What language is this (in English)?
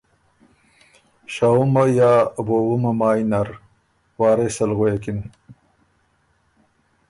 Ormuri